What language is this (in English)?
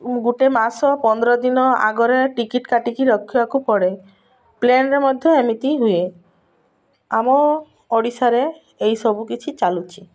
Odia